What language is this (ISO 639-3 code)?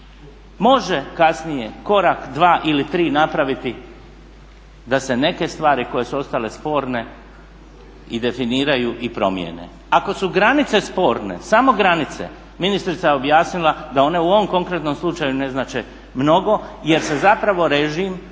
hrv